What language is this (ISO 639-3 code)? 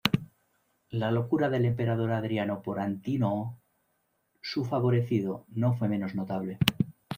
spa